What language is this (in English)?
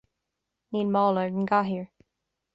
Irish